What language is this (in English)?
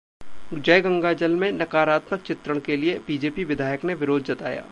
Hindi